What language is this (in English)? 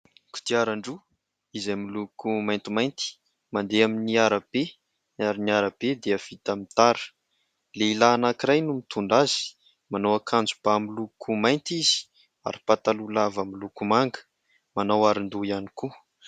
Malagasy